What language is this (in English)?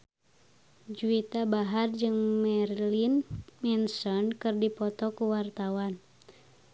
Sundanese